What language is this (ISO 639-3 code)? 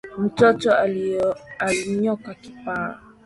swa